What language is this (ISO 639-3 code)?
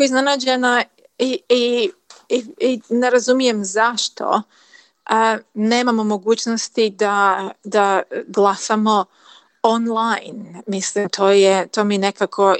hrv